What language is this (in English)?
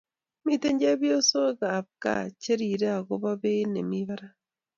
Kalenjin